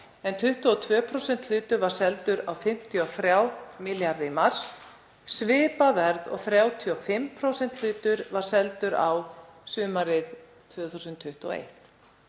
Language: Icelandic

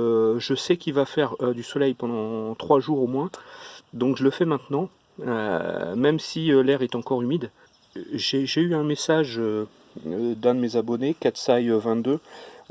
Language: French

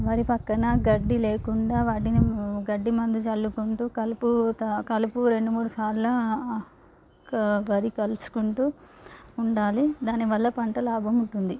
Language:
Telugu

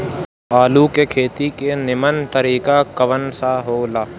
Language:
Bhojpuri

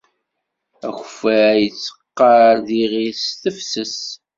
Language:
Kabyle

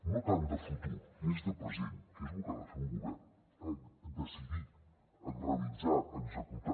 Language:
Catalan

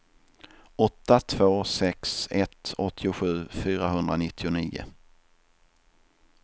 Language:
Swedish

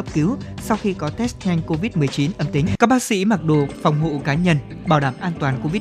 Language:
Vietnamese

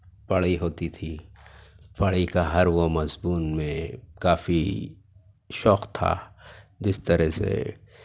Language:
Urdu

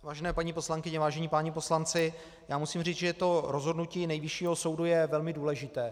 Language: Czech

